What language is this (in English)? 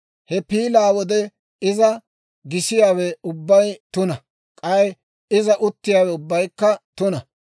Dawro